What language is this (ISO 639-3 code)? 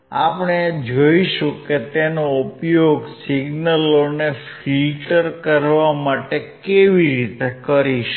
guj